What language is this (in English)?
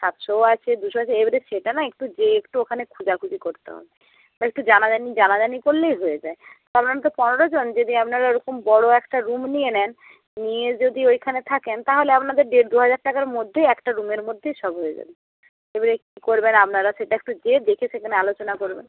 Bangla